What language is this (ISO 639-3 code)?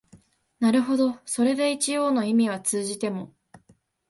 jpn